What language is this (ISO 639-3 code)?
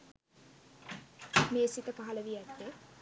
sin